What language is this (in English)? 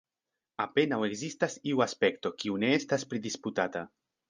Esperanto